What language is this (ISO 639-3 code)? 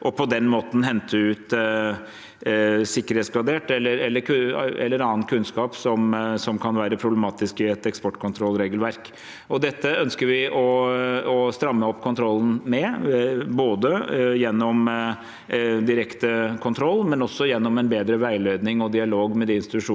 nor